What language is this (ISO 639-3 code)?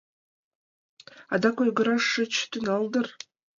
chm